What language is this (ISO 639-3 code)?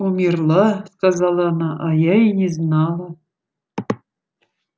rus